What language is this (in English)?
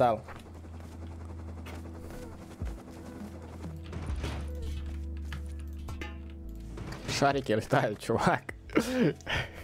Russian